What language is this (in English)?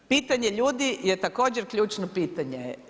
Croatian